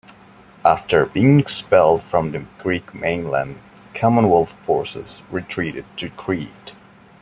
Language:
English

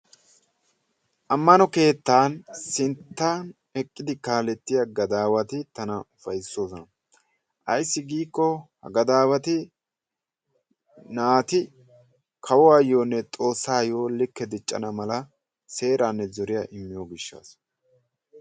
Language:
Wolaytta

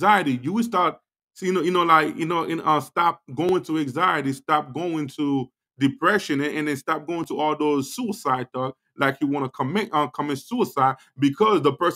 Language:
English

